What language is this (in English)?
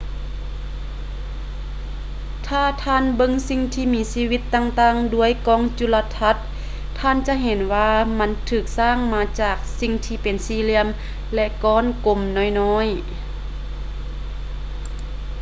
Lao